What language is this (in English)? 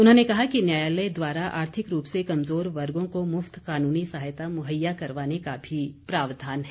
Hindi